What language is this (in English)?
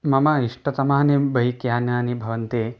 Sanskrit